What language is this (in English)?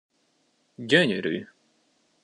Hungarian